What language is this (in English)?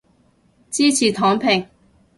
Cantonese